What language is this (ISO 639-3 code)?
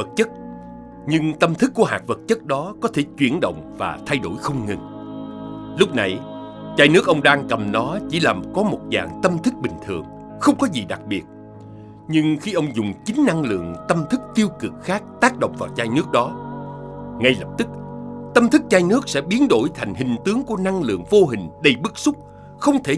vie